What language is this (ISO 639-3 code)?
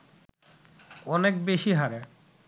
ben